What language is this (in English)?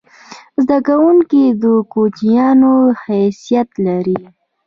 Pashto